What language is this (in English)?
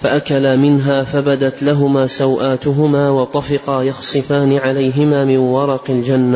Arabic